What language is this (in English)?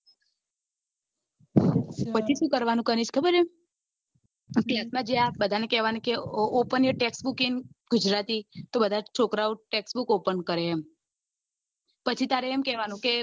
Gujarati